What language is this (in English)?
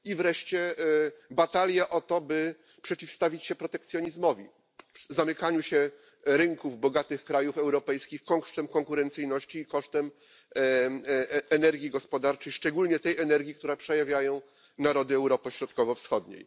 Polish